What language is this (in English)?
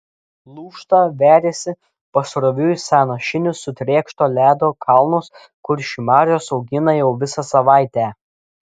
Lithuanian